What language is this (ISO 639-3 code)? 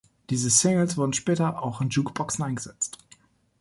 deu